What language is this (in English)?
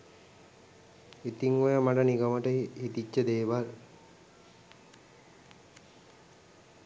Sinhala